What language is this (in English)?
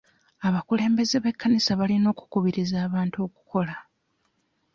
Ganda